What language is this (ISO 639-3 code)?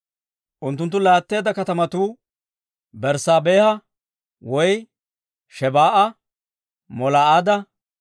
dwr